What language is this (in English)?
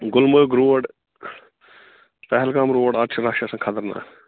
Kashmiri